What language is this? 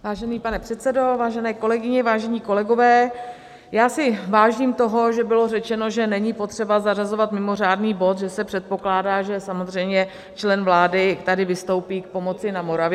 Czech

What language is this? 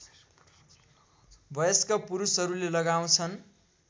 Nepali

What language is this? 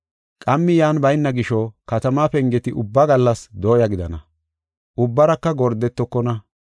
Gofa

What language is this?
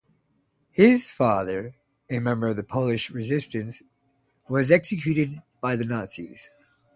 English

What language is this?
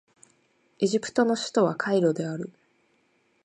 Japanese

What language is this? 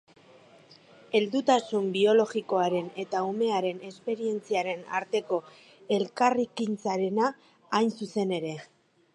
Basque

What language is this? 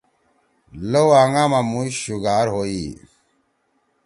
Torwali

